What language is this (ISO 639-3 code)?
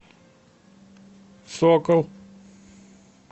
rus